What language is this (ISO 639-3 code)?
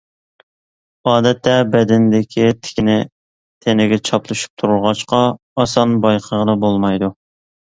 uig